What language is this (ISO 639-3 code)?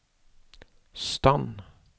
nor